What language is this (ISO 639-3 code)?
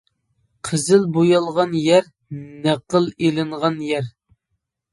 uig